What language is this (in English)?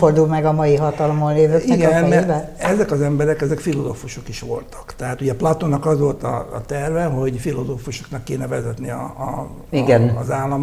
Hungarian